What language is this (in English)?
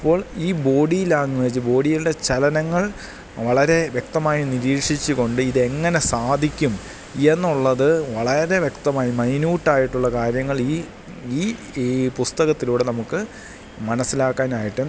Malayalam